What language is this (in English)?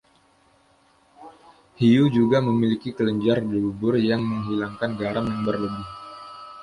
Indonesian